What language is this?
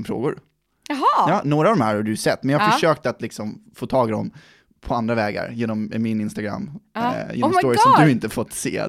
Swedish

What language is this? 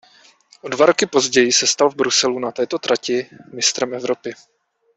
Czech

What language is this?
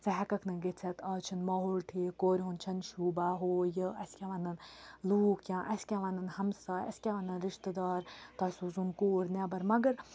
Kashmiri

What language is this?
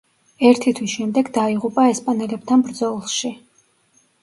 Georgian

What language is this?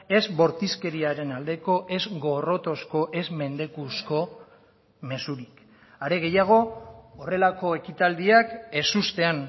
Basque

